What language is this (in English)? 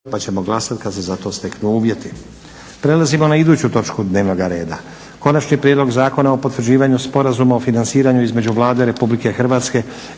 Croatian